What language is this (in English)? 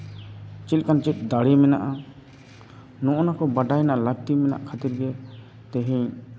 Santali